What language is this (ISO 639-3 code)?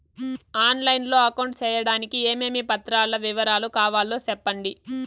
tel